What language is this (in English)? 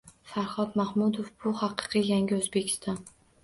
Uzbek